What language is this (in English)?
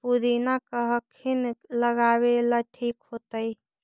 Magahi